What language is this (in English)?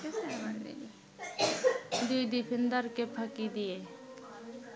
Bangla